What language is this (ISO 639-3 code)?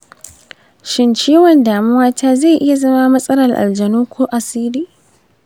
hau